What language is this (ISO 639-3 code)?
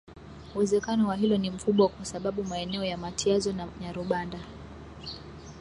swa